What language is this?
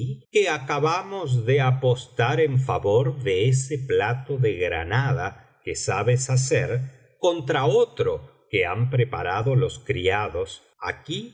Spanish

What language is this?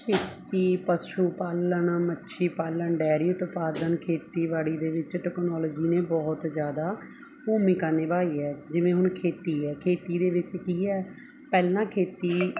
Punjabi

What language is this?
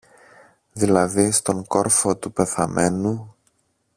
Greek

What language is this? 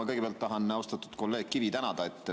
Estonian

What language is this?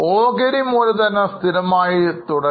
Malayalam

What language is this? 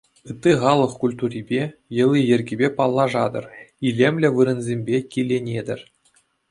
Chuvash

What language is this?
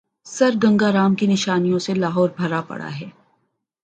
Urdu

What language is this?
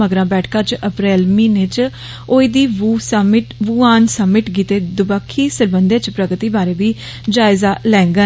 Dogri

